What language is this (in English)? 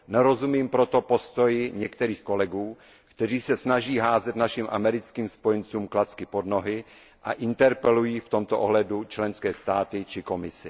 Czech